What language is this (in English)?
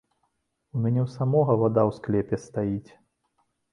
Belarusian